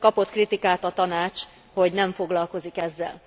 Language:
Hungarian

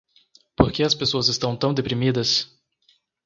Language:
Portuguese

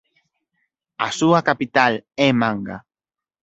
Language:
Galician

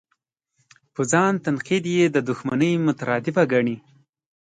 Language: Pashto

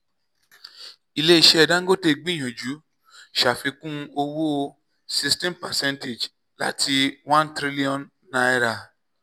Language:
Yoruba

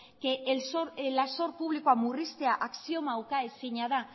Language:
Basque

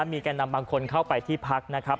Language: Thai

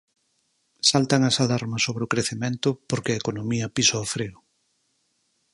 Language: Galician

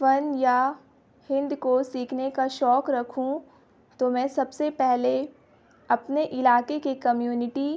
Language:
Urdu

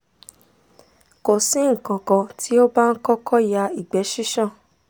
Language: Yoruba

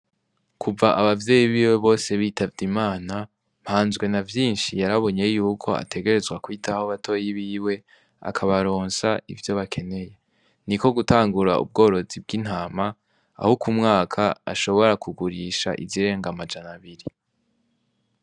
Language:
Rundi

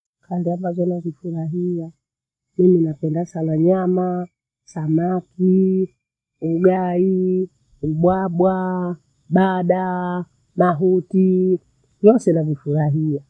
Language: Bondei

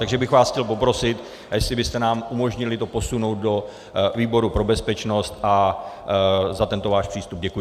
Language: Czech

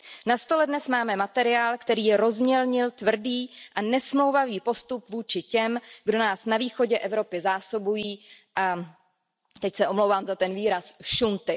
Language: Czech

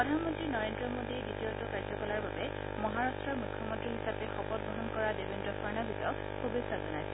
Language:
Assamese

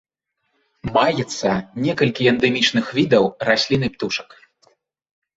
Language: Belarusian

